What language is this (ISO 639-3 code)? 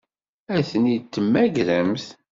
kab